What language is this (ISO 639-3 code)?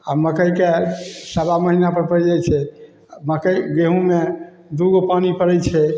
mai